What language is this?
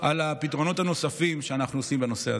Hebrew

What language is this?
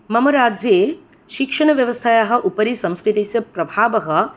Sanskrit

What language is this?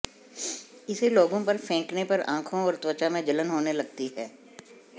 Hindi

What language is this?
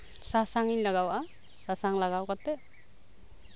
Santali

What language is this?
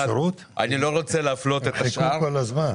Hebrew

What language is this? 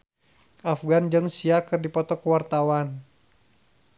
Sundanese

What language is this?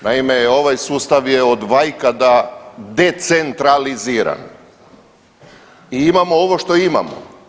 Croatian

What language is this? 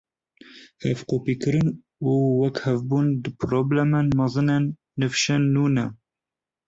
Kurdish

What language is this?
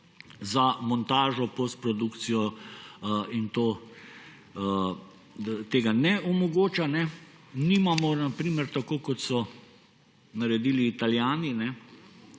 Slovenian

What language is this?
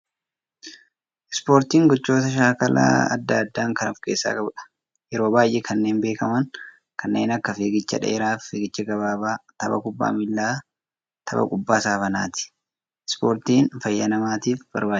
Oromo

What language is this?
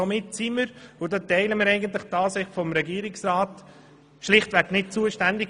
Swiss German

